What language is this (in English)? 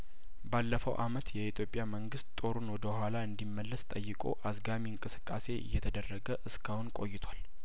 Amharic